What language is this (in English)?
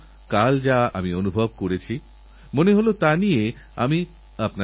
Bangla